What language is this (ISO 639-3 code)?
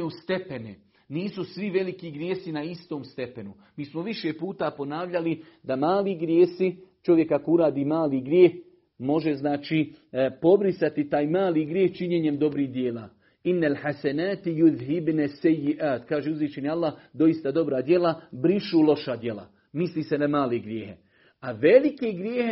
hrv